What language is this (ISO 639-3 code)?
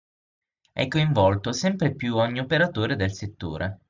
ita